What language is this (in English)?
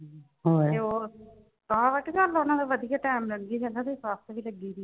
Punjabi